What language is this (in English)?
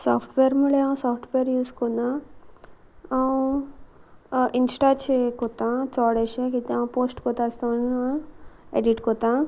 Konkani